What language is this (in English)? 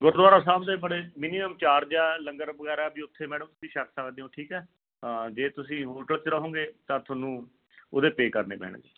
Punjabi